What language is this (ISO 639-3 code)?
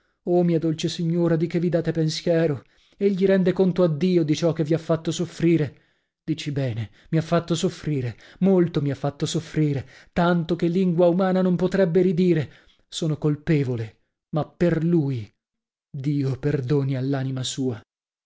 ita